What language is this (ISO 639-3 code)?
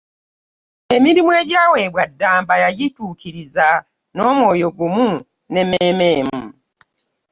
lug